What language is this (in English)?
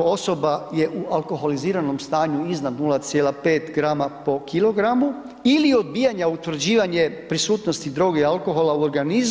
Croatian